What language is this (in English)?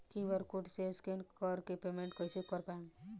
Bhojpuri